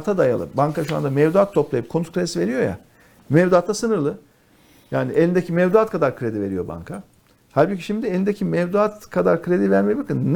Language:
Turkish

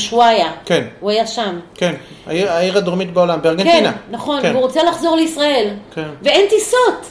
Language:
Hebrew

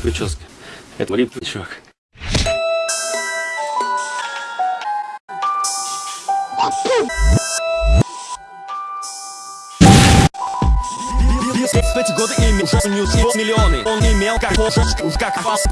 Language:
Russian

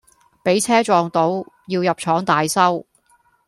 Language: Cantonese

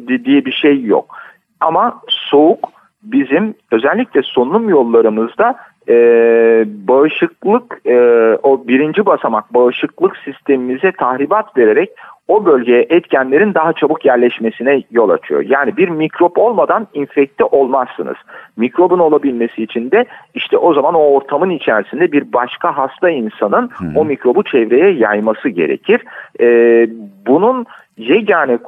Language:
Turkish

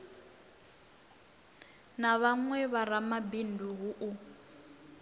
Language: Venda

